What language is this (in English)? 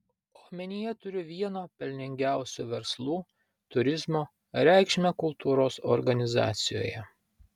Lithuanian